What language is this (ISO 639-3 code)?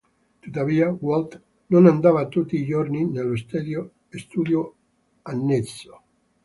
ita